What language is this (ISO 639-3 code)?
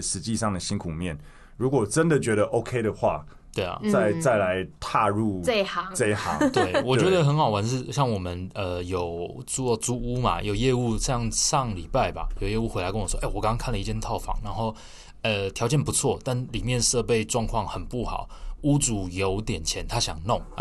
zho